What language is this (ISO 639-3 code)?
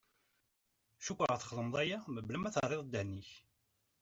kab